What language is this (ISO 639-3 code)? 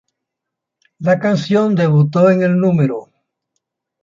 spa